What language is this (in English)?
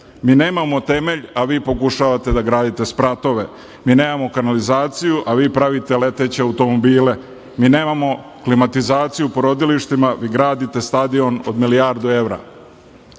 Serbian